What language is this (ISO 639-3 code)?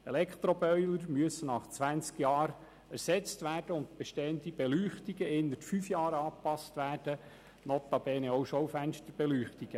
gsw